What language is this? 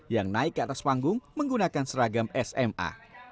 Indonesian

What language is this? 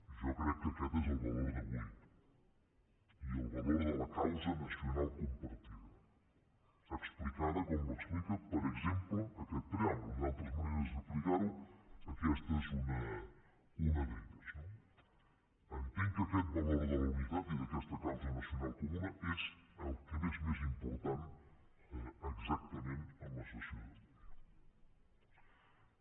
Catalan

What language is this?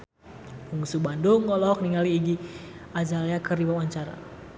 Sundanese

